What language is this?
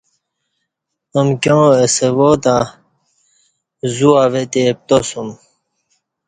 Kati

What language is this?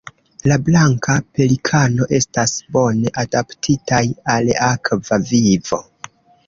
Esperanto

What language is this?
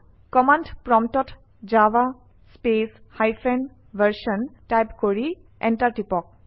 Assamese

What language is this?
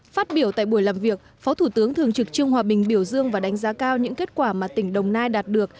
Vietnamese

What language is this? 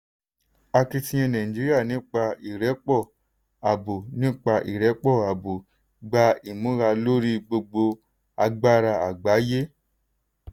Yoruba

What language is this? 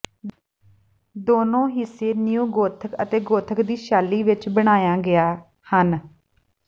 Punjabi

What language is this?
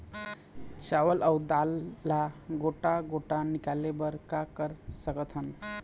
Chhattisgarhi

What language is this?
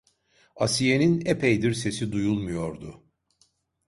Turkish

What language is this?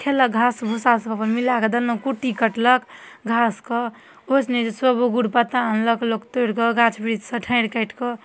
Maithili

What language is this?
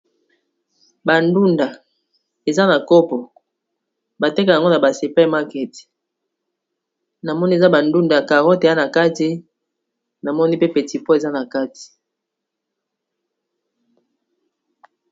Lingala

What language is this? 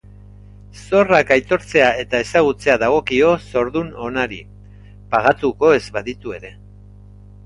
Basque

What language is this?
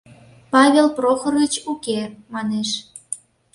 Mari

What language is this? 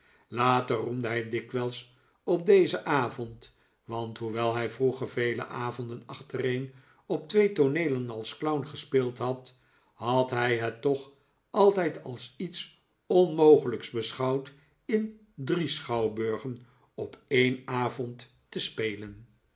Dutch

